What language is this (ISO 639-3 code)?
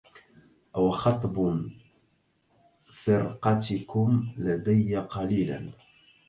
ara